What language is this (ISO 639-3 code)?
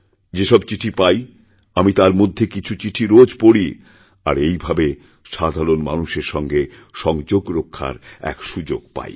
ben